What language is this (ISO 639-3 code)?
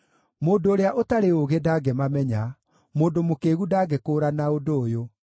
kik